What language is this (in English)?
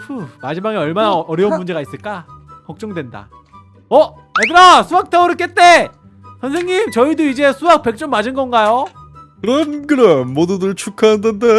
Korean